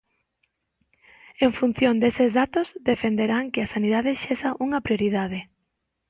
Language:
Galician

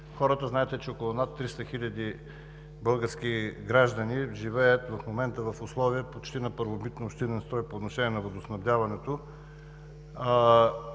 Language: Bulgarian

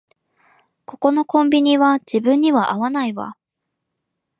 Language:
Japanese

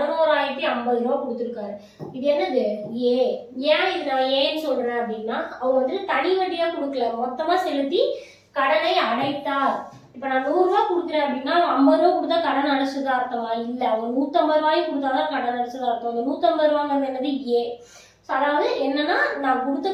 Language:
Tamil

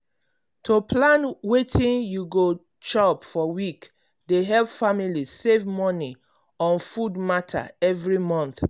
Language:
Nigerian Pidgin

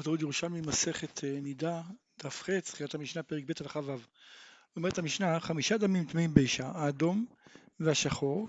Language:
Hebrew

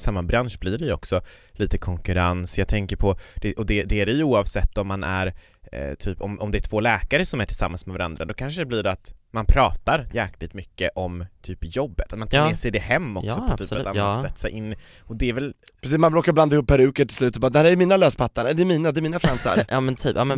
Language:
Swedish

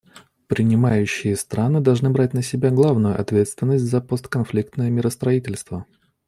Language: Russian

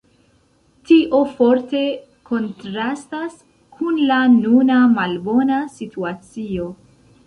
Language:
Esperanto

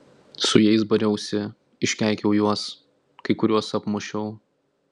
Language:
Lithuanian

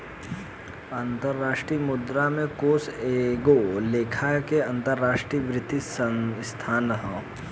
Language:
Bhojpuri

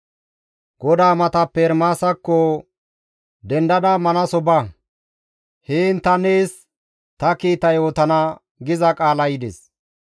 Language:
Gamo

